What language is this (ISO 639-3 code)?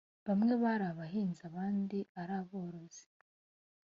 kin